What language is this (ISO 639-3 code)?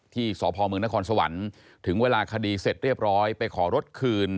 tha